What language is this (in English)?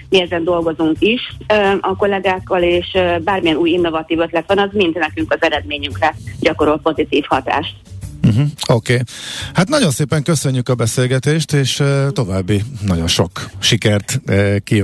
Hungarian